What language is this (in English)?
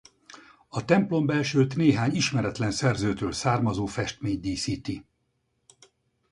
Hungarian